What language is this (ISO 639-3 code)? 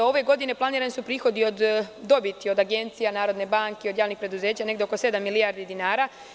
srp